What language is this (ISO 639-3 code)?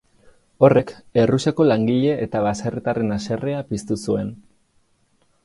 eus